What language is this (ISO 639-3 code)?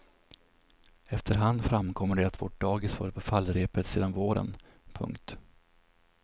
swe